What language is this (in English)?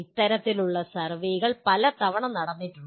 Malayalam